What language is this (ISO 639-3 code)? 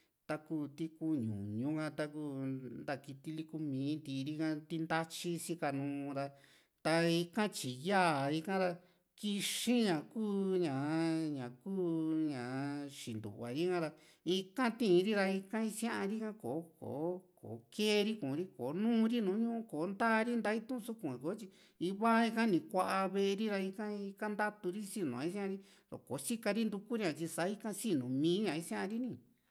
vmc